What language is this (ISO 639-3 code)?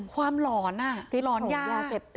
tha